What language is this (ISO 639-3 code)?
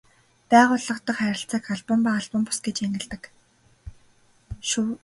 mon